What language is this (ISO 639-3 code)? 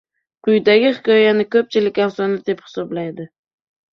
uzb